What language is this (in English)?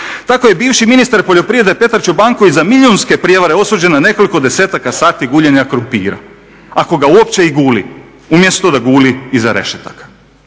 Croatian